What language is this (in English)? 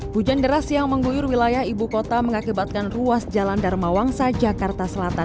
Indonesian